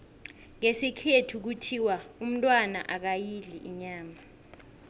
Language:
South Ndebele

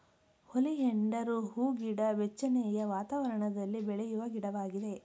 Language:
Kannada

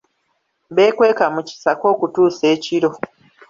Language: Ganda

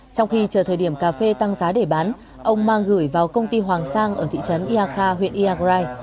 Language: Vietnamese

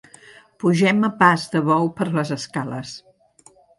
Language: Catalan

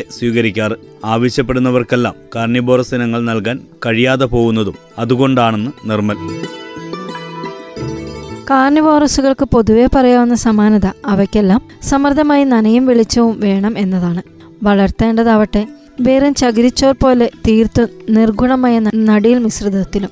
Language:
Malayalam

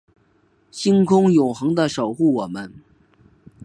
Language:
Chinese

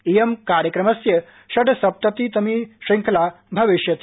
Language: Sanskrit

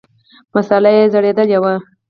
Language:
Pashto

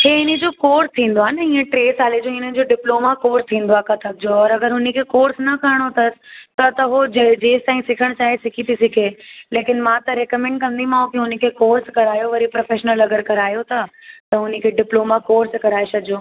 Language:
Sindhi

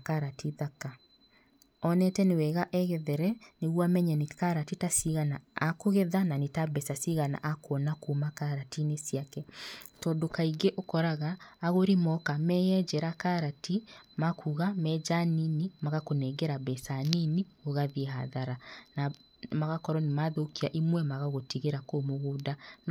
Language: Kikuyu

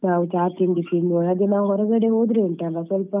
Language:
Kannada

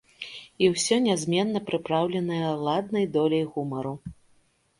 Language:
Belarusian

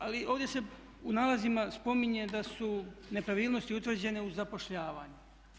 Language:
Croatian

